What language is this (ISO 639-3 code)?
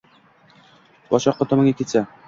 uzb